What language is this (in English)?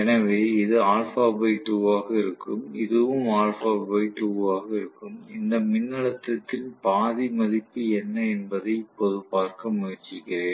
Tamil